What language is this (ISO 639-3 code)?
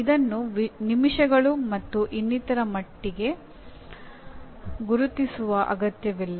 kan